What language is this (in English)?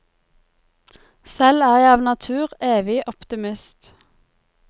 Norwegian